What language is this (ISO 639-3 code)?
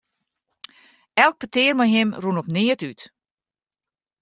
fry